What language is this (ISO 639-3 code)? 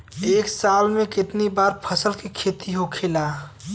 bho